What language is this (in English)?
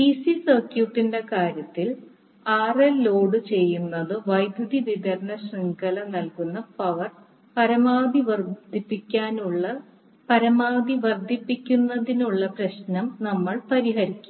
Malayalam